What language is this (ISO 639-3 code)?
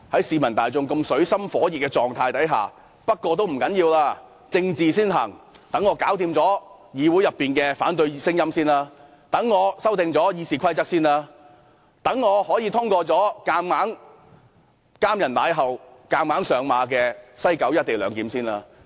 yue